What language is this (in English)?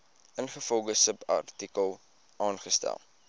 Afrikaans